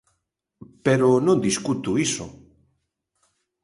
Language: Galician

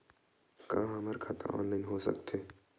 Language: Chhattisgarhi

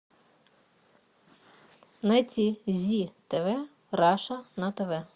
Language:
Russian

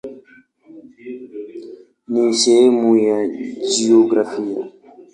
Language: Swahili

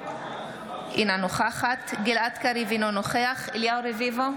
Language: Hebrew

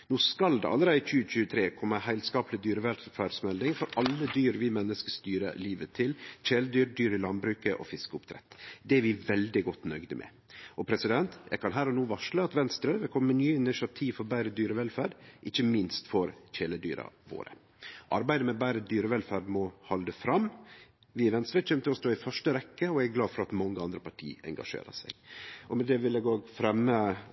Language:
Norwegian Nynorsk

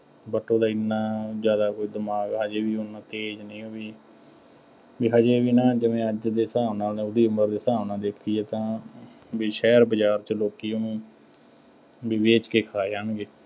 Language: Punjabi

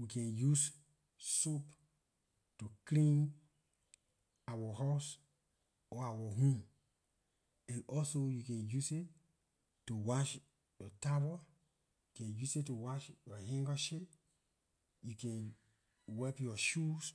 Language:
Liberian English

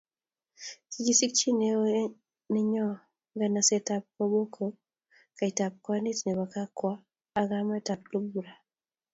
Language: Kalenjin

